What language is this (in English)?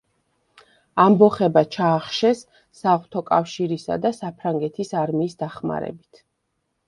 Georgian